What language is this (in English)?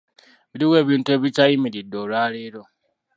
Ganda